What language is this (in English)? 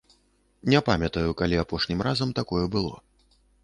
Belarusian